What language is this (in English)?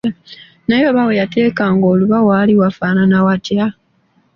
Ganda